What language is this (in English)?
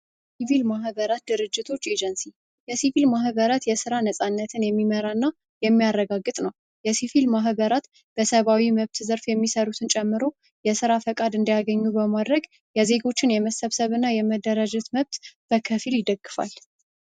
Amharic